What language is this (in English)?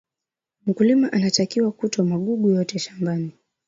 Swahili